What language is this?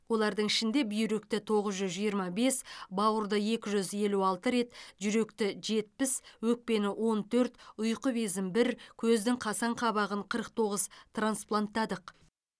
Kazakh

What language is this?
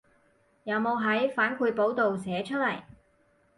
Cantonese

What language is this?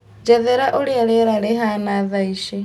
Kikuyu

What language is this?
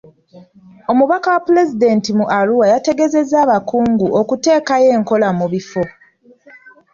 Ganda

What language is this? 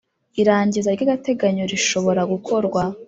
Kinyarwanda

